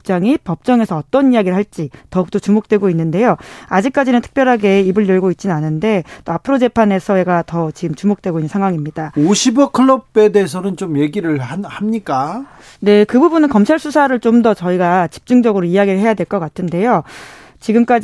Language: Korean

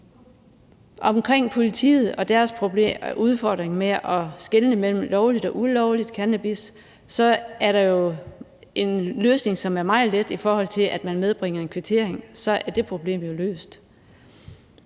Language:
Danish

